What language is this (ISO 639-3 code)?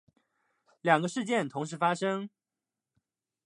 zho